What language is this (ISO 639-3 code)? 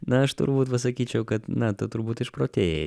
lit